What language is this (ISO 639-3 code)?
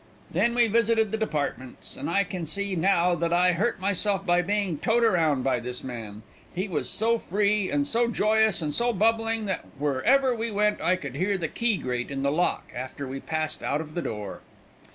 eng